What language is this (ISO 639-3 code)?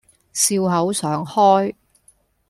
yue